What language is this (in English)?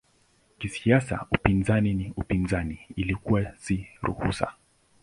Swahili